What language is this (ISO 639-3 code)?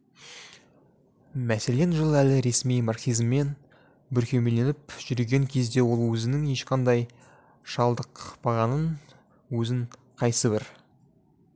kaz